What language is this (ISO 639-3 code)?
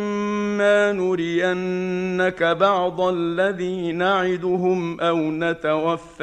ara